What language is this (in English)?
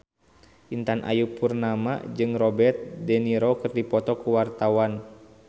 Sundanese